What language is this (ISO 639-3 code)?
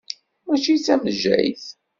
kab